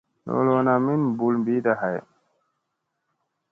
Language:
Musey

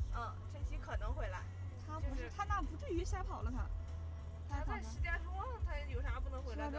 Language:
Chinese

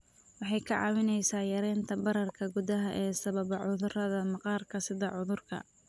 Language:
Somali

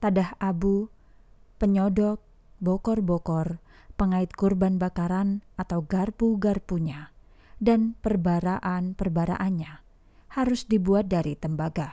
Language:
Indonesian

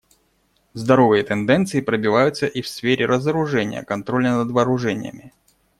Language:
Russian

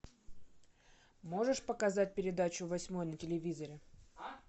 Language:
Russian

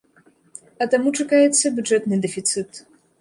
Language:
Belarusian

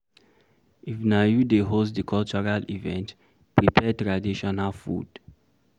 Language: Nigerian Pidgin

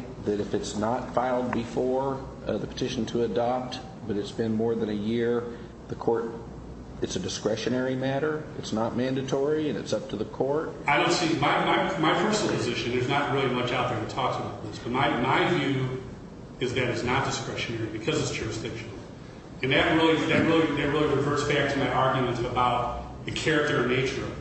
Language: English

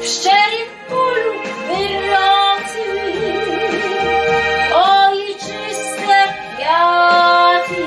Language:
Polish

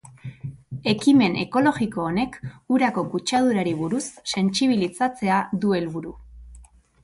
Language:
Basque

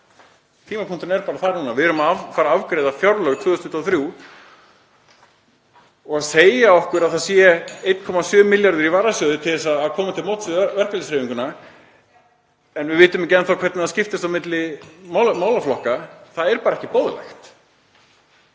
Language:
Icelandic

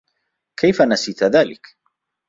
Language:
Arabic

